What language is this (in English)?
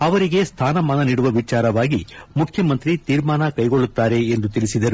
Kannada